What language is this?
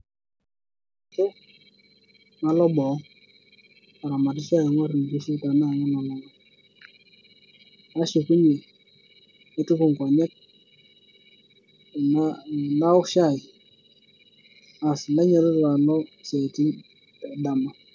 Masai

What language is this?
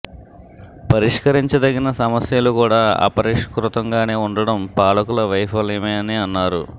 Telugu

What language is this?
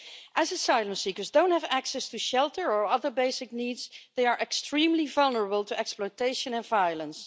English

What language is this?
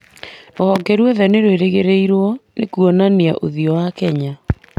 Kikuyu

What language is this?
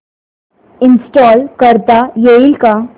Marathi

